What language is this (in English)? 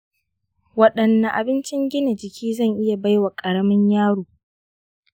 Hausa